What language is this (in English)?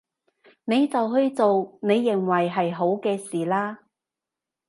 Cantonese